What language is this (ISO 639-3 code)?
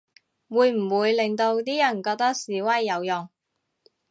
yue